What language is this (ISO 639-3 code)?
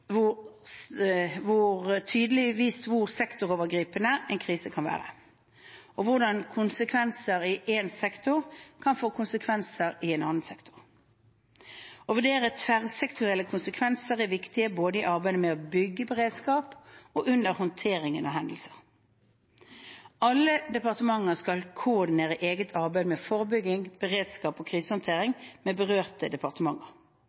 nob